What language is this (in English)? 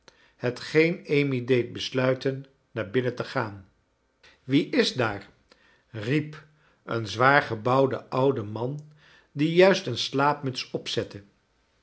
Dutch